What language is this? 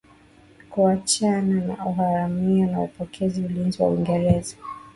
Swahili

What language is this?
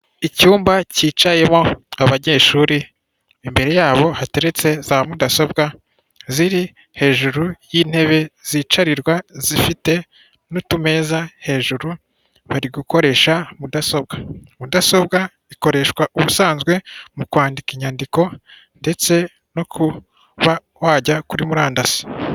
Kinyarwanda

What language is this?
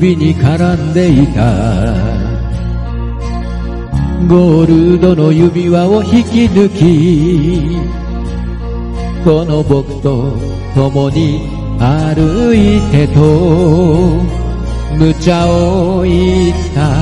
Japanese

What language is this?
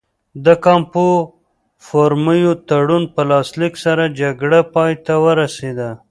Pashto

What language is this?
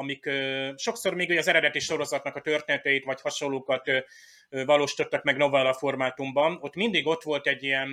Hungarian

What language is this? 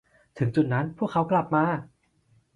Thai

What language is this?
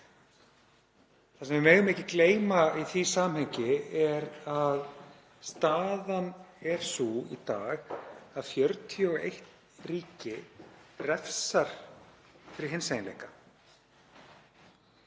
Icelandic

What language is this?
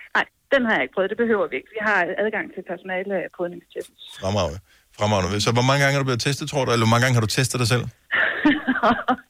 Danish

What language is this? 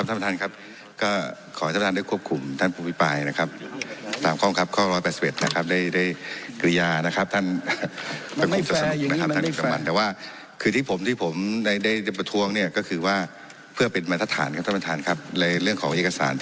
Thai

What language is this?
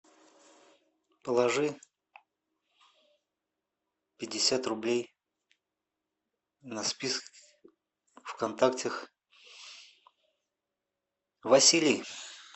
Russian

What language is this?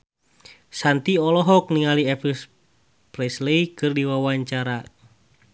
Sundanese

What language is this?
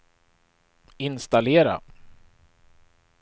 Swedish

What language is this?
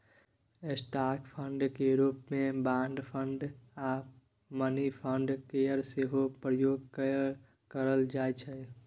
Maithili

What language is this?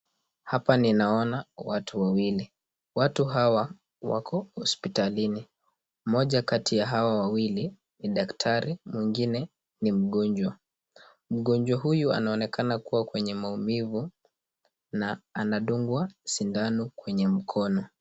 Swahili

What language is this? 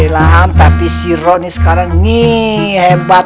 Indonesian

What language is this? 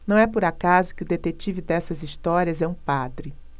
Portuguese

